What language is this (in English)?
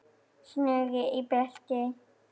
Icelandic